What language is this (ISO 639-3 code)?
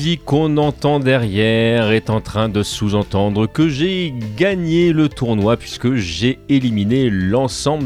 fra